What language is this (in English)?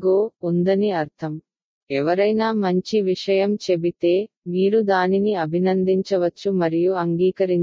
Tamil